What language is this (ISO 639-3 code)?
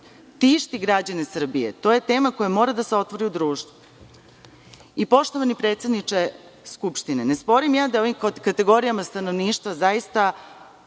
srp